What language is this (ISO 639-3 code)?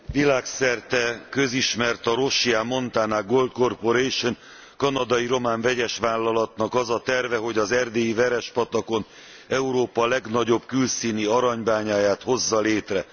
hun